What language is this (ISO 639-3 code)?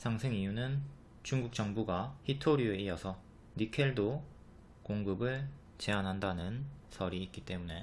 kor